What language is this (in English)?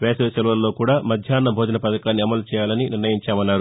Telugu